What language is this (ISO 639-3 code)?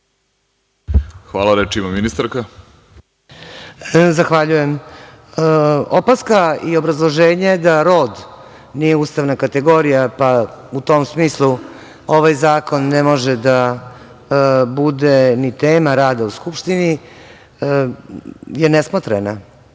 srp